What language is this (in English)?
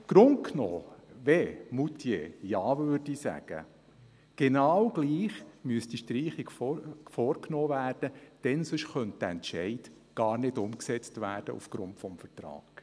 Swiss German